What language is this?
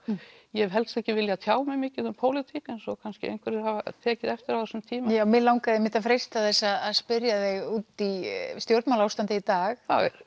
Icelandic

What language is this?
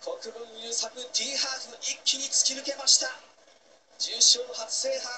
Japanese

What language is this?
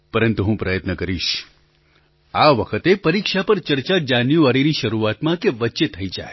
Gujarati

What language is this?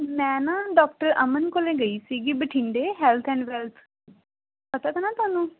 Punjabi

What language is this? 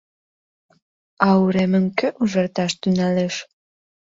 Mari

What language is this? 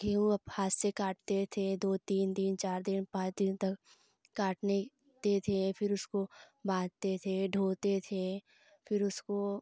Hindi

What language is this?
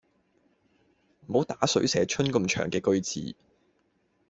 Cantonese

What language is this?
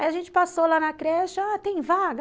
Portuguese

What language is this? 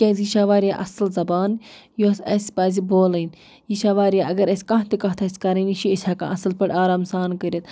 Kashmiri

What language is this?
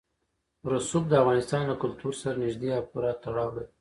Pashto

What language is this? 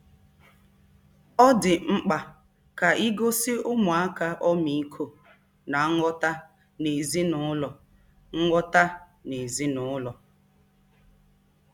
Igbo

